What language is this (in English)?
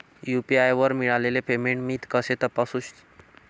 Marathi